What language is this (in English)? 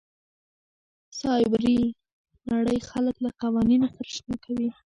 Pashto